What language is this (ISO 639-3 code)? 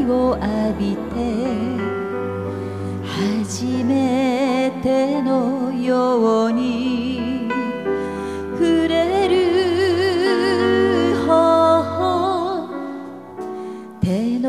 kor